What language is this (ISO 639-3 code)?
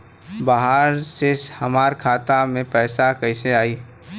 bho